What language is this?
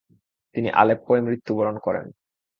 Bangla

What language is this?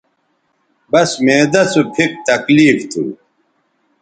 Bateri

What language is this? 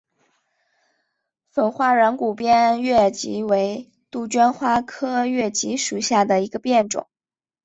Chinese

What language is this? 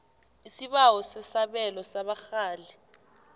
South Ndebele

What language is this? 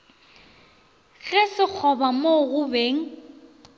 Northern Sotho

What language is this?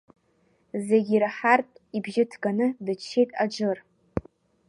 Abkhazian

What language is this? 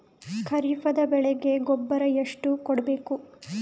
Kannada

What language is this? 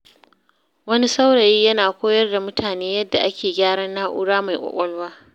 Hausa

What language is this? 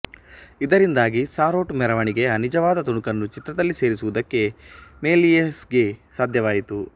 Kannada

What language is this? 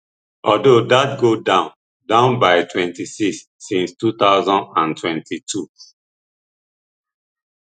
Nigerian Pidgin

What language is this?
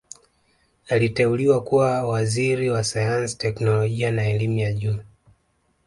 Swahili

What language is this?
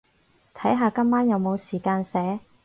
Cantonese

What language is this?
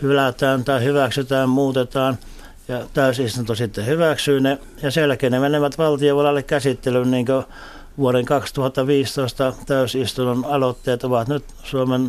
Finnish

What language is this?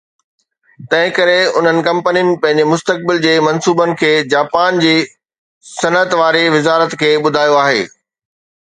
Sindhi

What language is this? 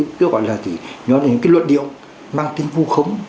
Vietnamese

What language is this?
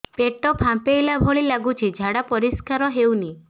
Odia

